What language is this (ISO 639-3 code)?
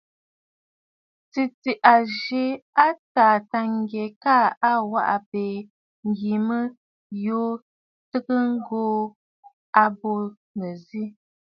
bfd